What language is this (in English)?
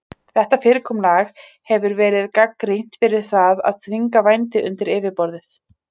Icelandic